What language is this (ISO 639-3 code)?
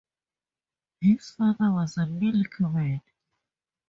eng